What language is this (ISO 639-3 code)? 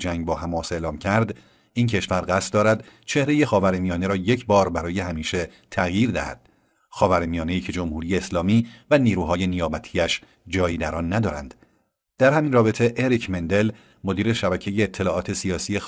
fas